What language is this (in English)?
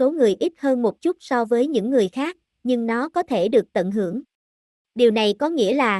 Vietnamese